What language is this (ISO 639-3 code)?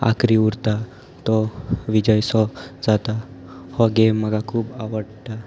kok